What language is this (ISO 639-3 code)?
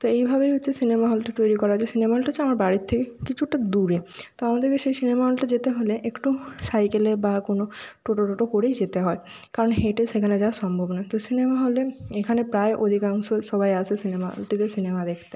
ben